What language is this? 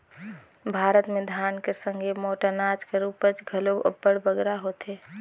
Chhattisgarhi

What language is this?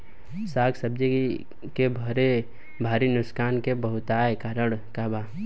Bhojpuri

